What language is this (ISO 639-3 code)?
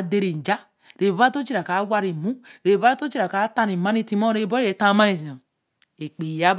elm